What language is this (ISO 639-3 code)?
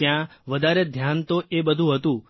guj